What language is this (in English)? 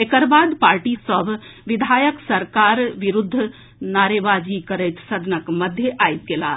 Maithili